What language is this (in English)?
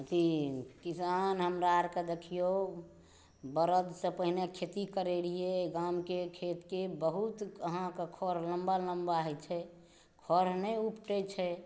Maithili